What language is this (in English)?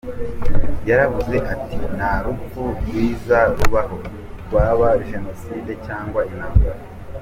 Kinyarwanda